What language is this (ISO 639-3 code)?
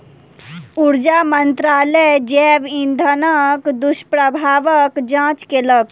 mai